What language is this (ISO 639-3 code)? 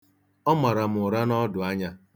ibo